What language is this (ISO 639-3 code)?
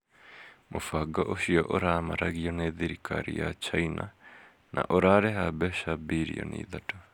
kik